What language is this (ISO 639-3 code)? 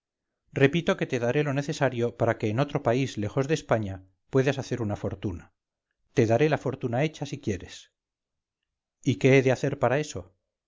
spa